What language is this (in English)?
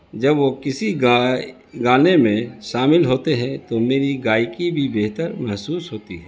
Urdu